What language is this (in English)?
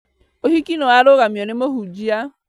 Kikuyu